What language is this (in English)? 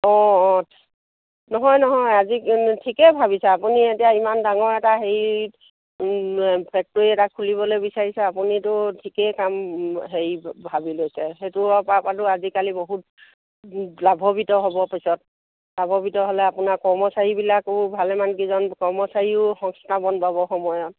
Assamese